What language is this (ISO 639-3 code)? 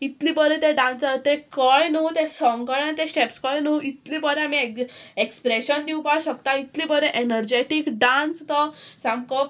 kok